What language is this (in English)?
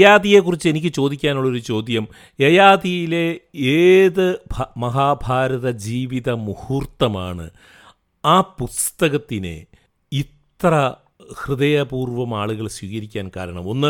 Malayalam